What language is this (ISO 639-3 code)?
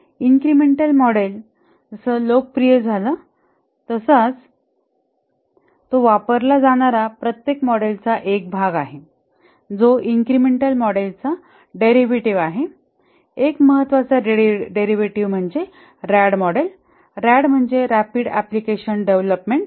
mar